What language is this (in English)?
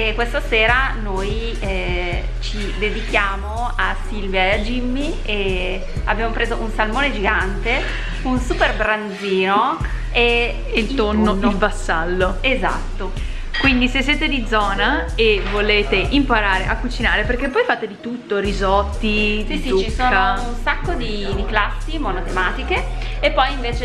Italian